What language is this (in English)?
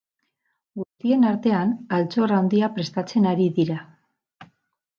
Basque